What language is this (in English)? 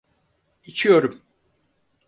Turkish